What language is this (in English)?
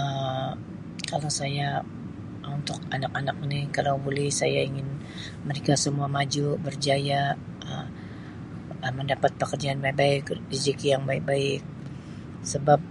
Sabah Malay